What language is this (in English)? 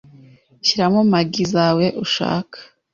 Kinyarwanda